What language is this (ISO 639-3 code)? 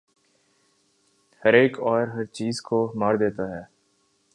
urd